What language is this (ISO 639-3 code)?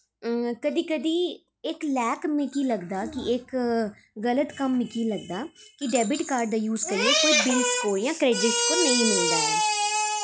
doi